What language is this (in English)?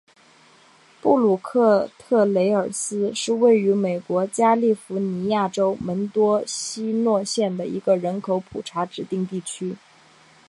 Chinese